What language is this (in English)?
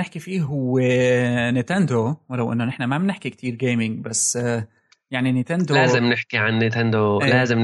Arabic